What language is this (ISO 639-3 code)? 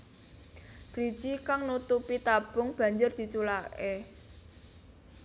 jav